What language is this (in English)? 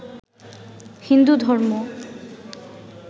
Bangla